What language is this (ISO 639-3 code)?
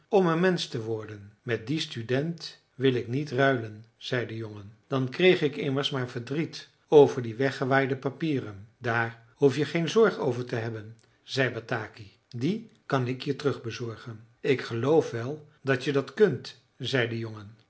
nld